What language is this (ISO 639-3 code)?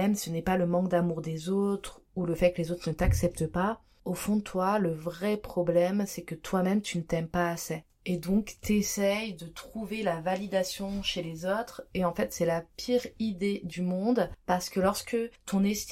fra